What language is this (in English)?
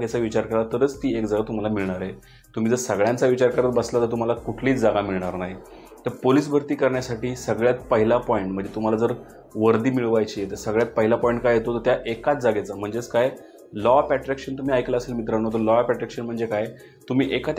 Marathi